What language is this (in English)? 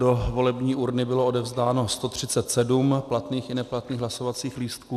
Czech